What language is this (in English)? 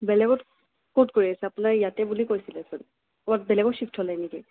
Assamese